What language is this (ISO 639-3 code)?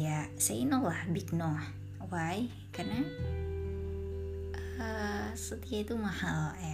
ind